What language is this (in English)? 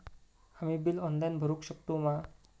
Marathi